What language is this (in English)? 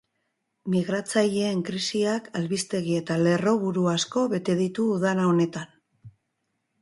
Basque